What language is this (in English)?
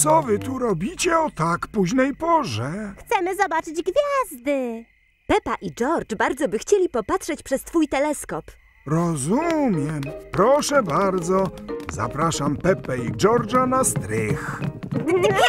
Polish